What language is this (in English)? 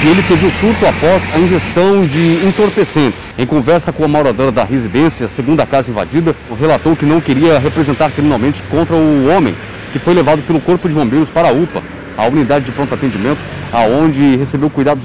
Portuguese